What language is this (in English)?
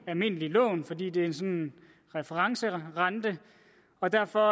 Danish